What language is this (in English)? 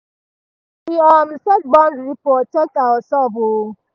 Nigerian Pidgin